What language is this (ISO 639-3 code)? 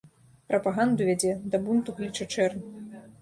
bel